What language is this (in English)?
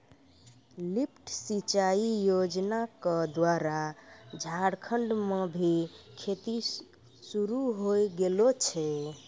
Maithili